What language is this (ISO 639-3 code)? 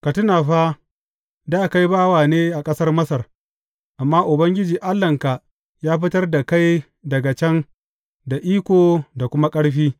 hau